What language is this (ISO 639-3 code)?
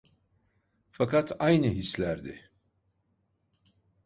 tur